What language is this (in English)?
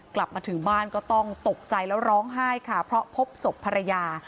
Thai